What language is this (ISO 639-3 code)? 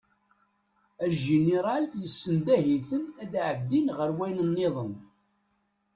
kab